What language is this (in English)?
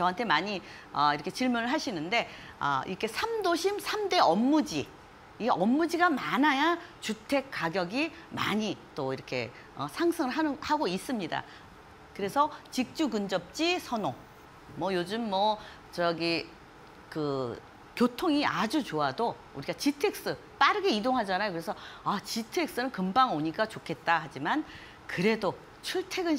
Korean